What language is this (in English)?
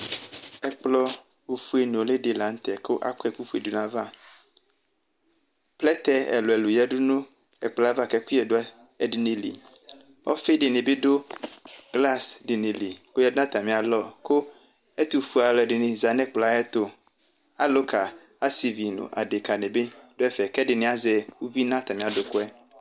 Ikposo